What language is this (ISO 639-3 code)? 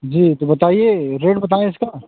hin